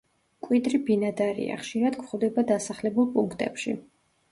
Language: Georgian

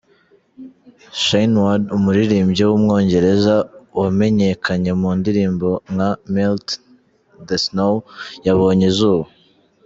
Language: Kinyarwanda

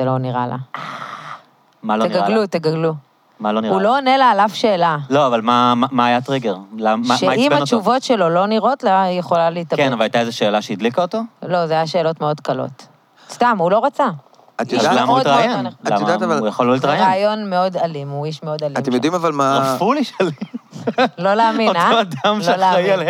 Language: Hebrew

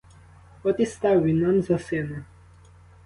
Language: Ukrainian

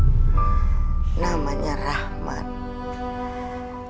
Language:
Indonesian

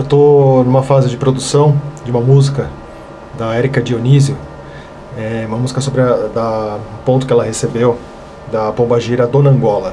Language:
Portuguese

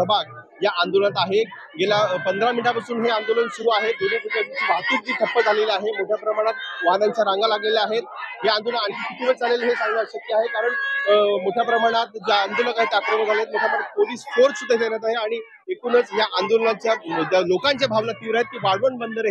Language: Marathi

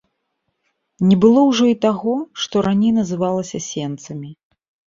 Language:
Belarusian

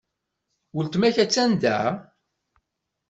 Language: Kabyle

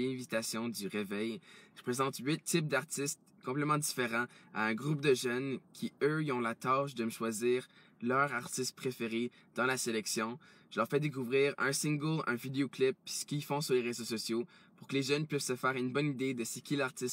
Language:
French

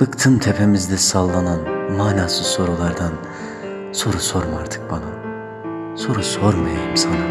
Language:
Turkish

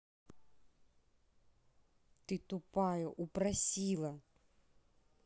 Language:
Russian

